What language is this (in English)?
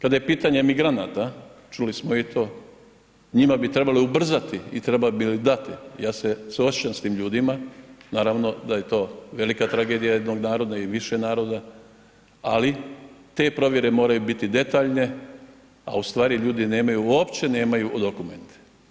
Croatian